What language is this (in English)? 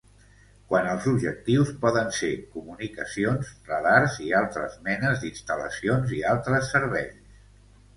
Catalan